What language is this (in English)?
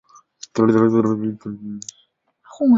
Chinese